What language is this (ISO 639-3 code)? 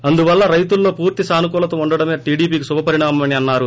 tel